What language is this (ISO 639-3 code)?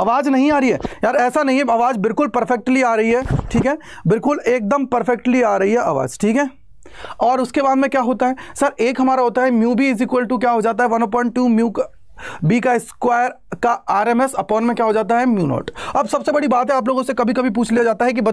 hin